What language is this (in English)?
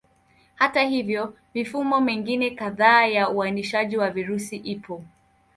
Swahili